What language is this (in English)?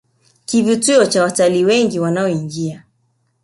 Swahili